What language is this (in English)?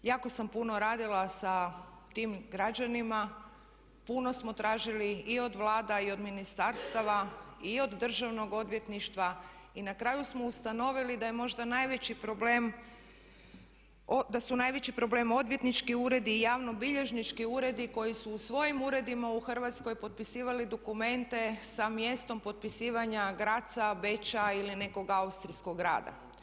Croatian